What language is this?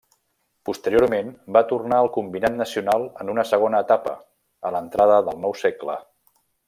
Catalan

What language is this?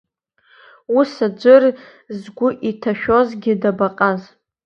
Abkhazian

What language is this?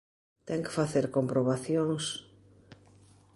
Galician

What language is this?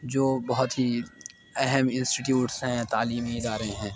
Urdu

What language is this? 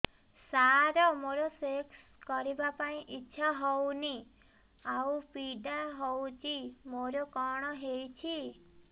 Odia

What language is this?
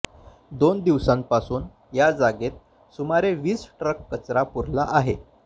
Marathi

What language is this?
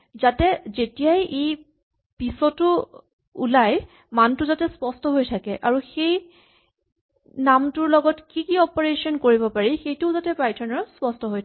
Assamese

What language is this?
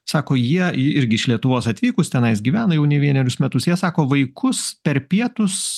Lithuanian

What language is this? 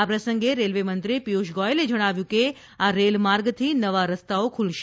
Gujarati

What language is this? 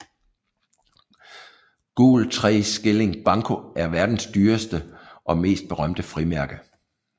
Danish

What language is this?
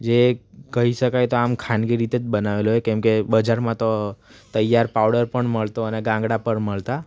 Gujarati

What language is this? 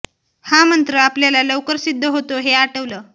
Marathi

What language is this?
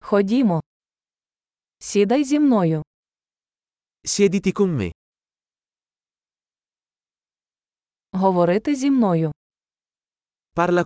Ukrainian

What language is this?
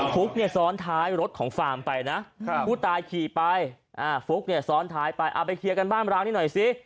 Thai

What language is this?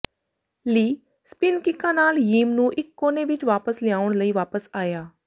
Punjabi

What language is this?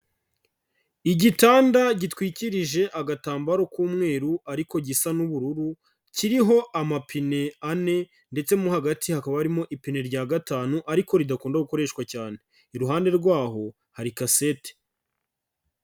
Kinyarwanda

